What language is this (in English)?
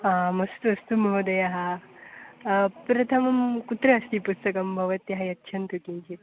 Sanskrit